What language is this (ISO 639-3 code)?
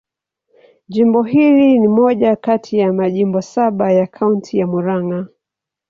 swa